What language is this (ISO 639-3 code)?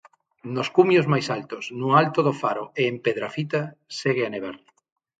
glg